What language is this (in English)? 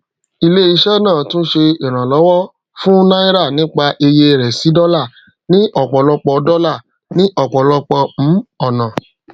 Yoruba